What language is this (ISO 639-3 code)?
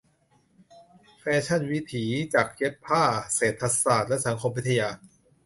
tha